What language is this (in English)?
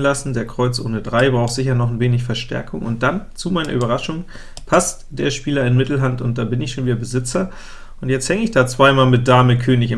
German